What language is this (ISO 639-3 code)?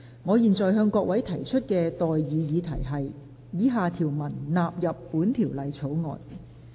yue